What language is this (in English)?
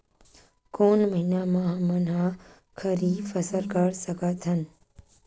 Chhattisgarhi